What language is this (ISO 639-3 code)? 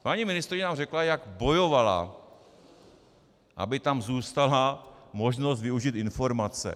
ces